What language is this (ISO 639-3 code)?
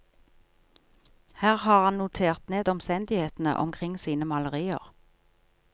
nor